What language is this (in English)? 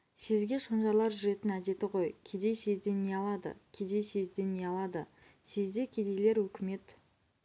Kazakh